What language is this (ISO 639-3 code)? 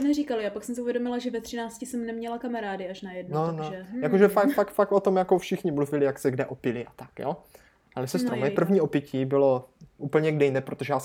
ces